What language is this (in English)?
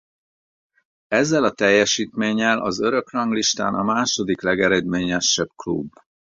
Hungarian